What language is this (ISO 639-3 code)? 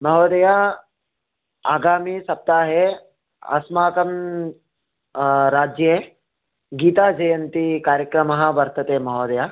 san